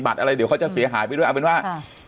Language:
Thai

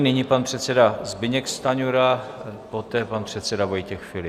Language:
Czech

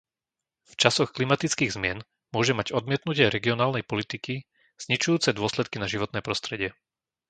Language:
Slovak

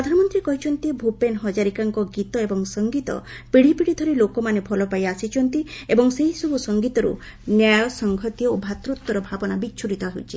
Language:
Odia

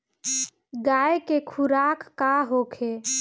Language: Bhojpuri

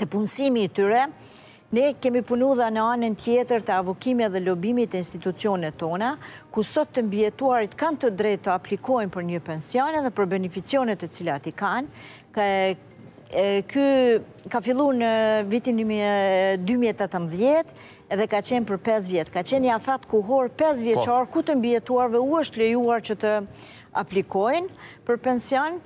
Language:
Romanian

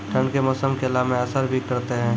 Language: Maithili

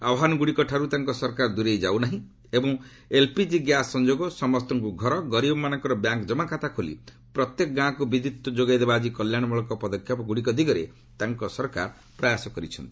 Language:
Odia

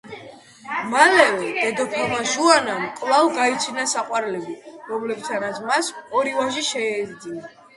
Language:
Georgian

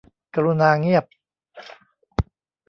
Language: Thai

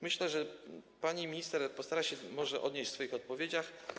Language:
Polish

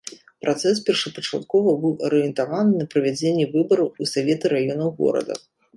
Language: Belarusian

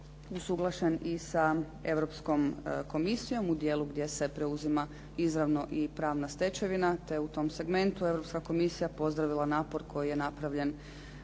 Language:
Croatian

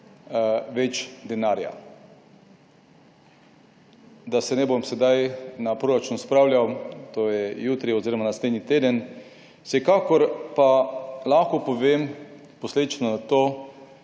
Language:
Slovenian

